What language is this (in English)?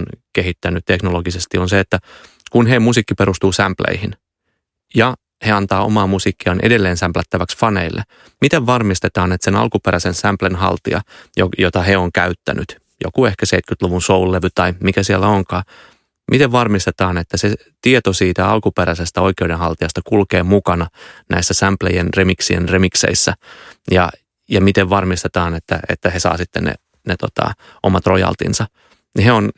Finnish